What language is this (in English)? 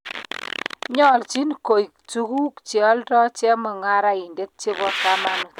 Kalenjin